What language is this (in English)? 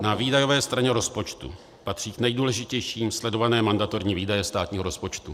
Czech